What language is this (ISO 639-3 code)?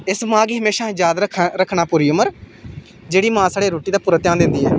doi